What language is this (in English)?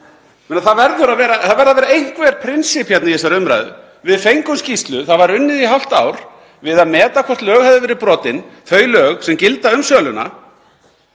Icelandic